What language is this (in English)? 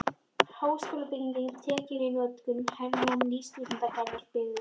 Icelandic